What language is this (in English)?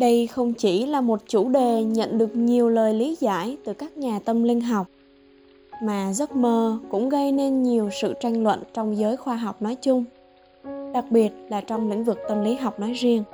Vietnamese